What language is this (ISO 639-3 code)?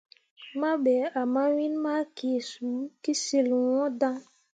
mua